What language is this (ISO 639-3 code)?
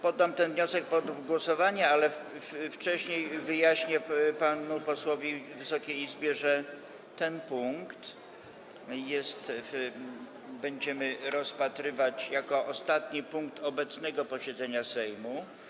pol